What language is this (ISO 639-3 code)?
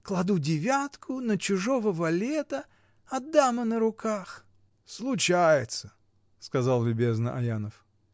rus